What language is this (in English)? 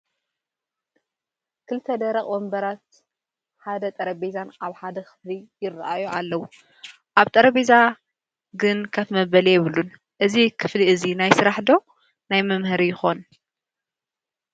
Tigrinya